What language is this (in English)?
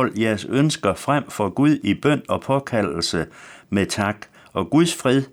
Danish